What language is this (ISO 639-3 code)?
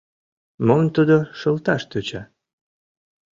chm